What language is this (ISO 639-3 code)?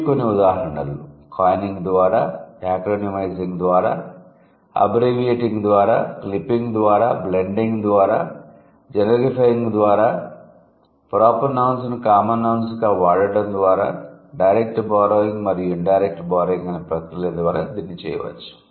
tel